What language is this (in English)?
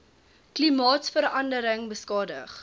Afrikaans